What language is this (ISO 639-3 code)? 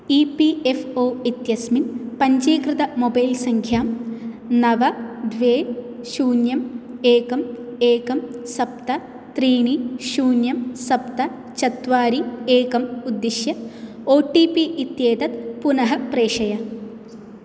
san